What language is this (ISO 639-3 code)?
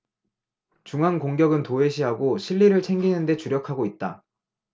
kor